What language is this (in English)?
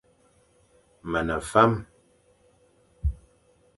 Fang